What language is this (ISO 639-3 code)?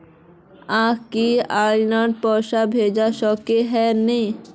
mag